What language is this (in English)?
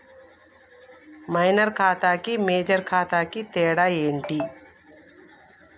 Telugu